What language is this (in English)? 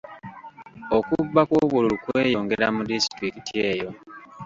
Ganda